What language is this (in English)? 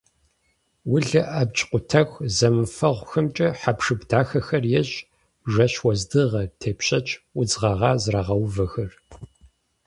Kabardian